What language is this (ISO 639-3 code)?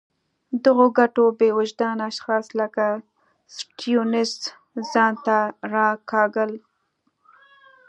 pus